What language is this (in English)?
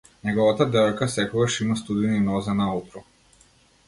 Macedonian